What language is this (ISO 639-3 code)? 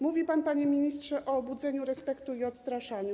pol